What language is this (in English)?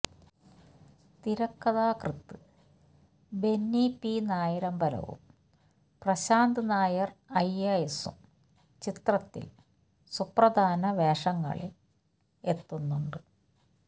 Malayalam